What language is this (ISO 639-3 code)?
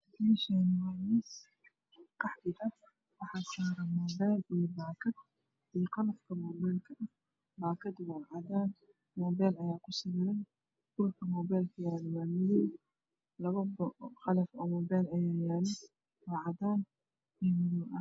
som